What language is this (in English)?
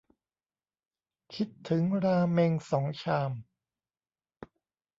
Thai